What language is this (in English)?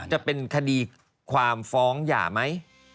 Thai